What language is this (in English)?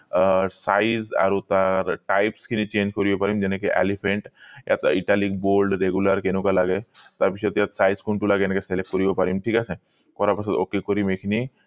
Assamese